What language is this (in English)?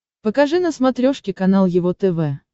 Russian